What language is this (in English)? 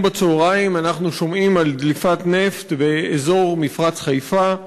Hebrew